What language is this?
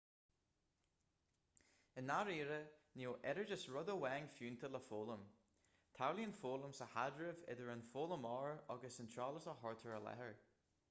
Irish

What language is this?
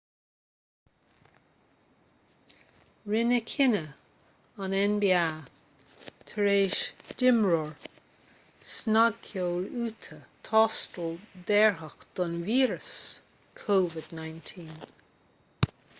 Irish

